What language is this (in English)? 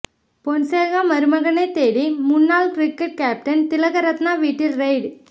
Tamil